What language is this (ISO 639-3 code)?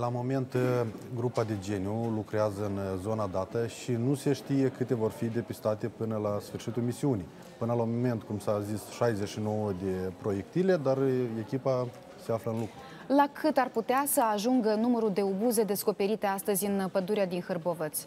ron